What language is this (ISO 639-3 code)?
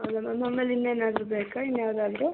kan